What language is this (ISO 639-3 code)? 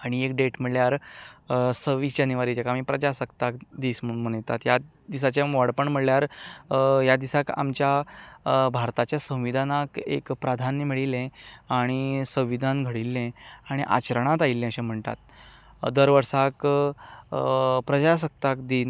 kok